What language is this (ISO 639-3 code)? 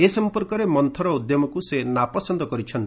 ori